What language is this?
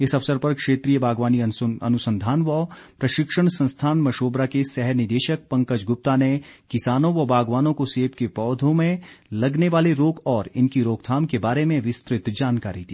Hindi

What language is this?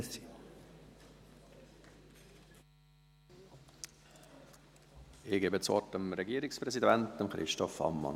Swiss German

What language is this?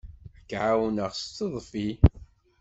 Kabyle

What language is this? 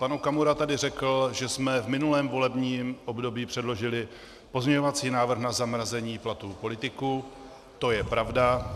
Czech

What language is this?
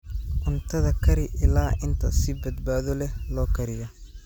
Somali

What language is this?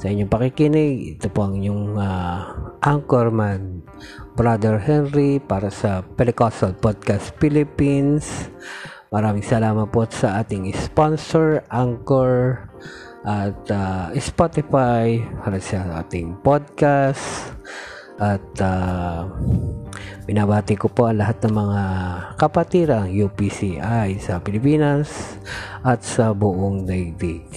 Filipino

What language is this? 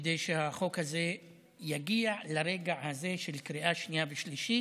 Hebrew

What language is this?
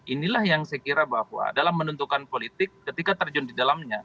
Indonesian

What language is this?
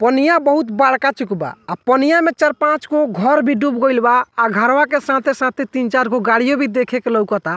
Bhojpuri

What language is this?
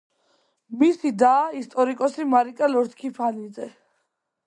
Georgian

